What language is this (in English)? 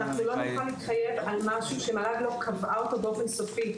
Hebrew